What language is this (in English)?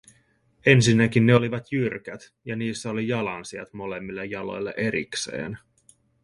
Finnish